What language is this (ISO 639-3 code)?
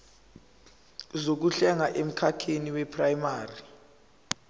zul